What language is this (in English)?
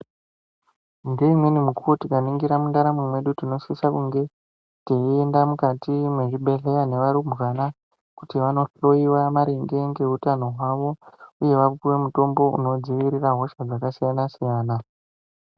Ndau